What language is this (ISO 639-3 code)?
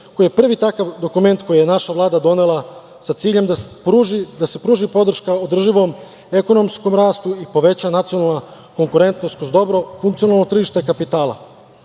srp